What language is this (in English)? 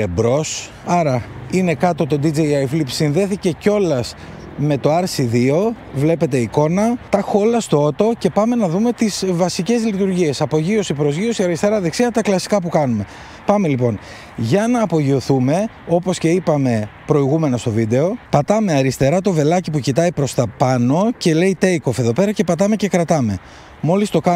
Greek